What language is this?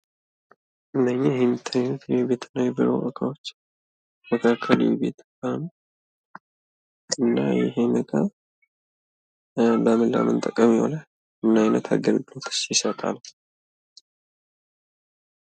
Amharic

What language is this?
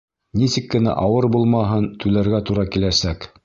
Bashkir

